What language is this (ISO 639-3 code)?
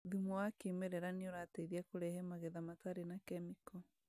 kik